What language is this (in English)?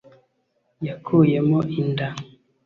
Kinyarwanda